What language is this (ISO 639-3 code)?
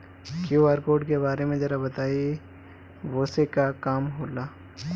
bho